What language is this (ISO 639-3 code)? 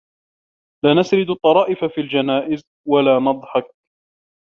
ara